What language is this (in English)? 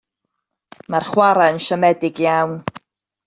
Welsh